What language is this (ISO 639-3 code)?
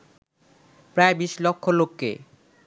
ben